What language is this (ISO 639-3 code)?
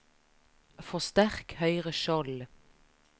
nor